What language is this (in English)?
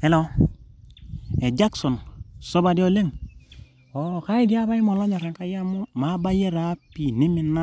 Masai